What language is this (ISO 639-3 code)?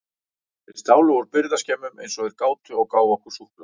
isl